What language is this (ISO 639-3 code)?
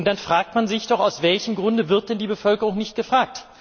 deu